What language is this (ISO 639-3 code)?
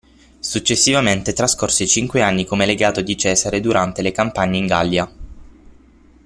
ita